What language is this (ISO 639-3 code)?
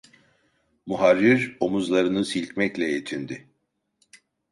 tur